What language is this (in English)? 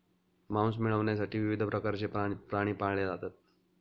Marathi